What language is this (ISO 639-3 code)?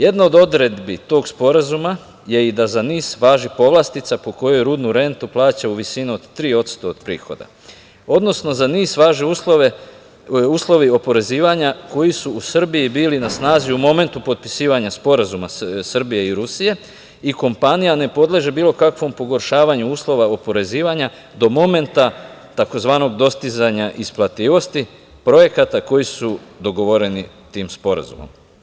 srp